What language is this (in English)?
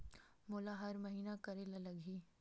Chhattisgarhi